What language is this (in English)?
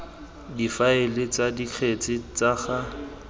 Tswana